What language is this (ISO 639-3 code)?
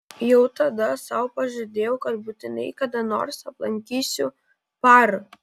lit